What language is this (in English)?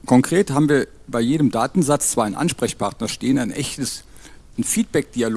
German